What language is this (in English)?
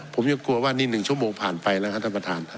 Thai